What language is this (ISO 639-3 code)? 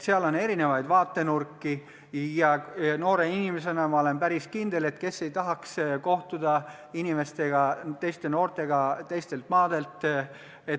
est